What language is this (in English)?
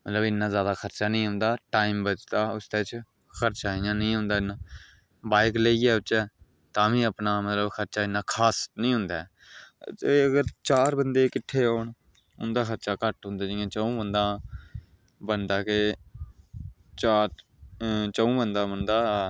Dogri